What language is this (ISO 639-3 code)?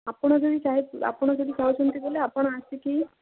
ori